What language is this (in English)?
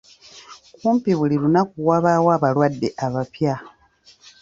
Ganda